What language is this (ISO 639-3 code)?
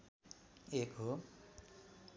nep